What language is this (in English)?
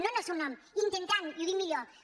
Catalan